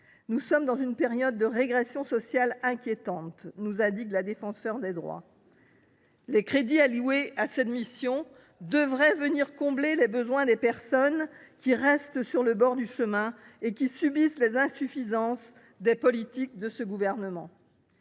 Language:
French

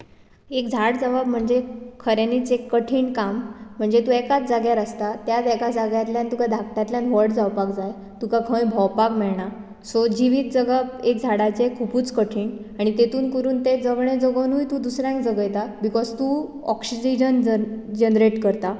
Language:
Konkani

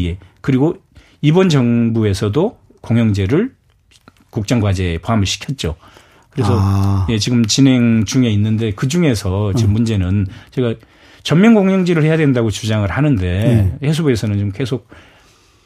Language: Korean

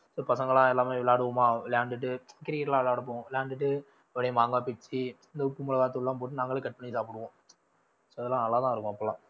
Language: Tamil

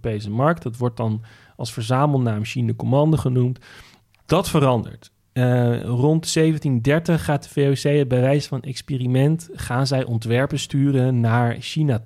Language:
Dutch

